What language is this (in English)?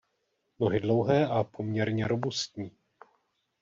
Czech